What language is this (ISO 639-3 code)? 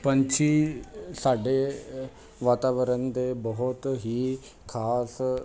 pan